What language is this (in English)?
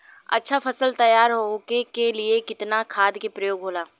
Bhojpuri